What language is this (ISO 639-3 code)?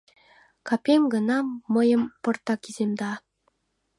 chm